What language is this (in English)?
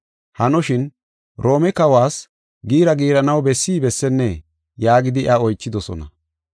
Gofa